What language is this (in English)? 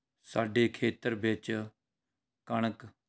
Punjabi